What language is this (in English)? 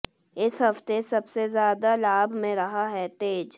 Hindi